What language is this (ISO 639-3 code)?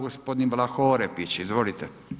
hrv